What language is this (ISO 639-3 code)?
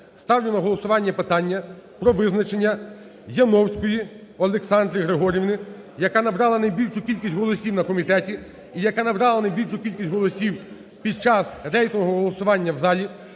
ukr